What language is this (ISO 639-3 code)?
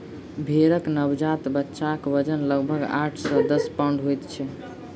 mai